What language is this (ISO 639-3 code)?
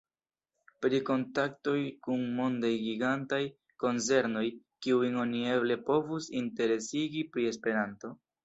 epo